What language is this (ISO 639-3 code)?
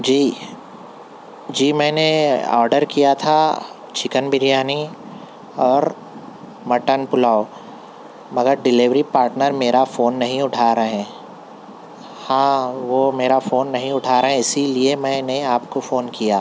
urd